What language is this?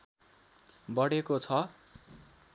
Nepali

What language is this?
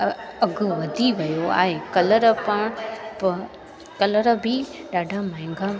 Sindhi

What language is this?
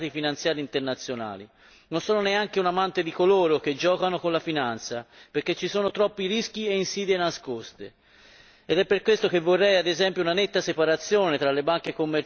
Italian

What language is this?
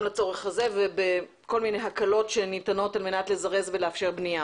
Hebrew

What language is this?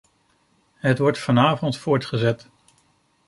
Dutch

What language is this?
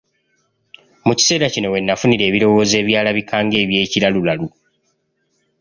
Ganda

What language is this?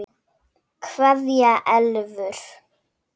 Icelandic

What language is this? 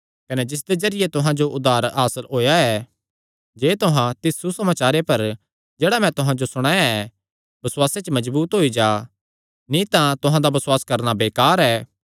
Kangri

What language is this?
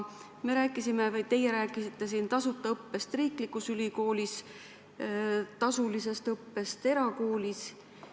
Estonian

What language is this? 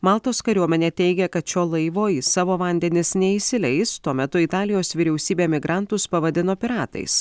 Lithuanian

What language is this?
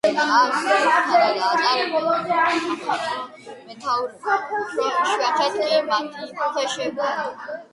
Georgian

